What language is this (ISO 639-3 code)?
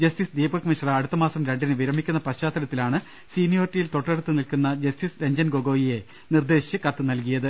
mal